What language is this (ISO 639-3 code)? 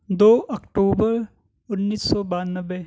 urd